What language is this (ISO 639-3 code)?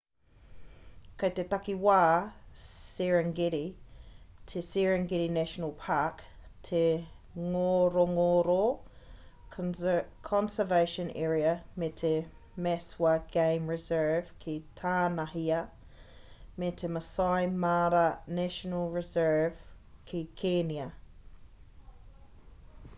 mri